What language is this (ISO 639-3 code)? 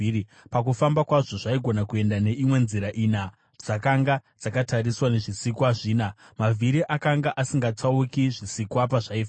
sna